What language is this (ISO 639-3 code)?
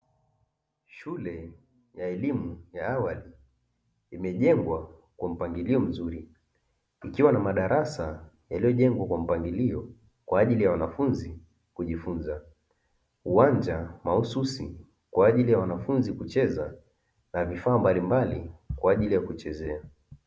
swa